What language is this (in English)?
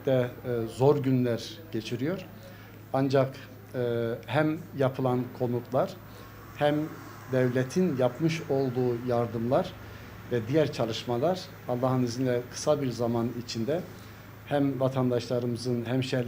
Turkish